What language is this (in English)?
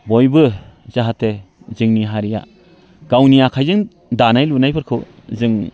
Bodo